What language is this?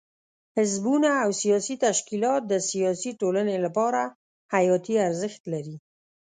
Pashto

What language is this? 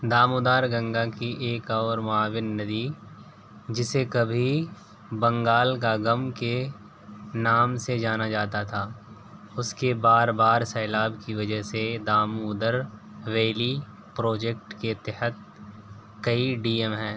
Urdu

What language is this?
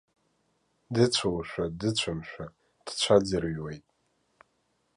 Abkhazian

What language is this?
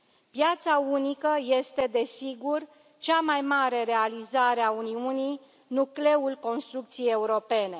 Romanian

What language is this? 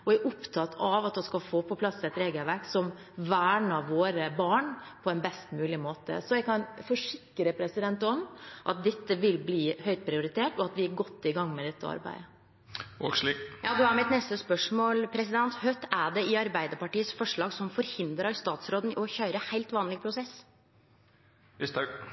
Norwegian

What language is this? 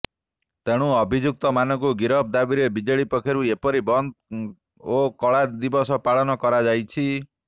Odia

